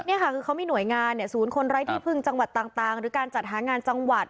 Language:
Thai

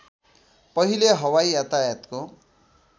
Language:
Nepali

